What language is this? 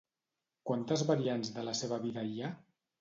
Catalan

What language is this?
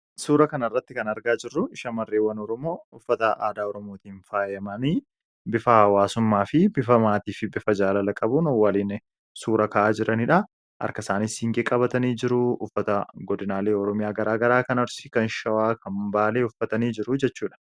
Oromo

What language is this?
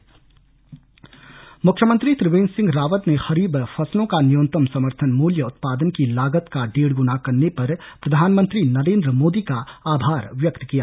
Hindi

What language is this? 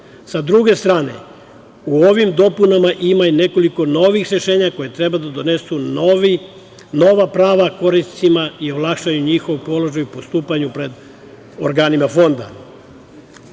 Serbian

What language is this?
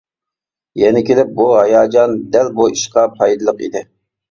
Uyghur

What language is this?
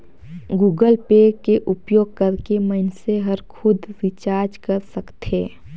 Chhattisgarhi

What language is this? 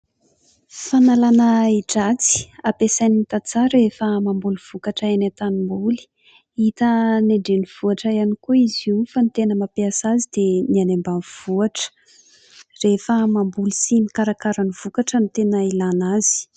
Malagasy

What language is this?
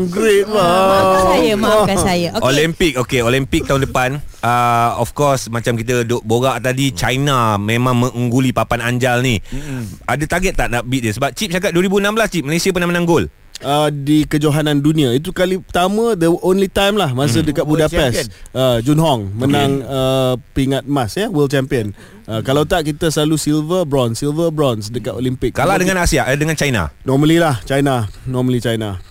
Malay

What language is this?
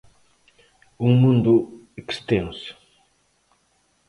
Galician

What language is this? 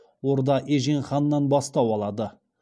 Kazakh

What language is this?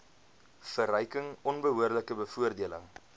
Afrikaans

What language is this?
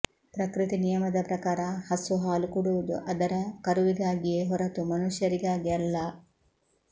Kannada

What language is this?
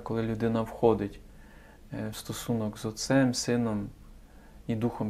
Ukrainian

